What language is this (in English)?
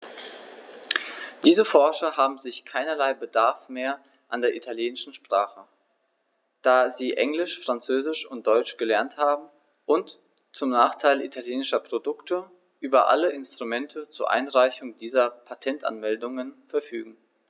German